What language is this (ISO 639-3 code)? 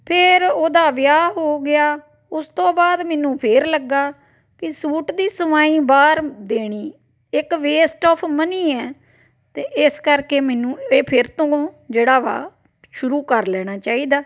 pan